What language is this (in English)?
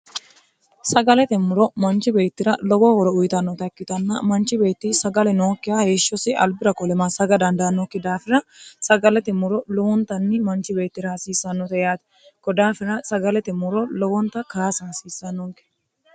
Sidamo